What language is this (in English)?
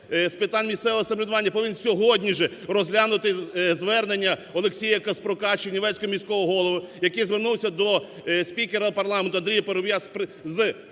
Ukrainian